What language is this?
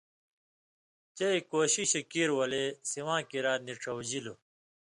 Indus Kohistani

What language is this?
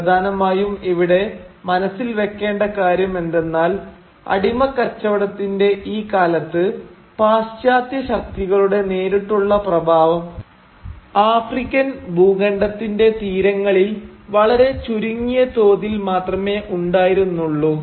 Malayalam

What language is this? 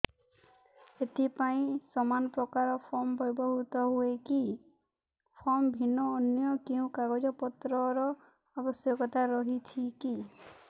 Odia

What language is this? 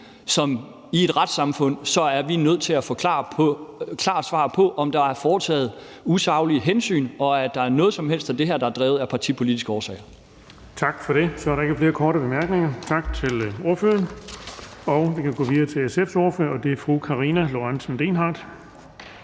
Danish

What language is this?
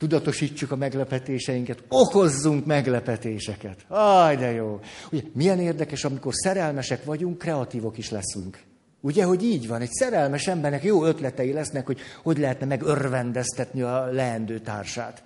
Hungarian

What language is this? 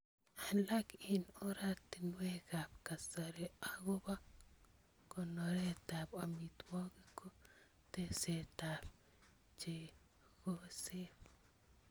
Kalenjin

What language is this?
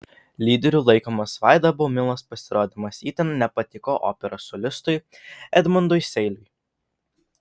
Lithuanian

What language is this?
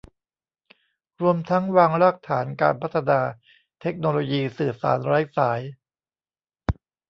Thai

